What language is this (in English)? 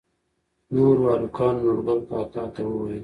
Pashto